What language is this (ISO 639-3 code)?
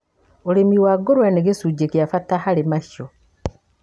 kik